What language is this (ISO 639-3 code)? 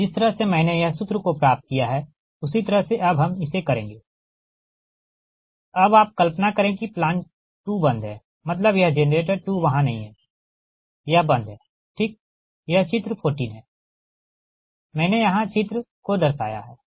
hin